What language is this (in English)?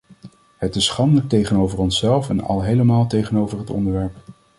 Dutch